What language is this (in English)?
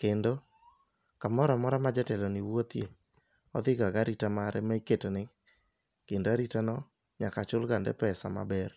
Luo (Kenya and Tanzania)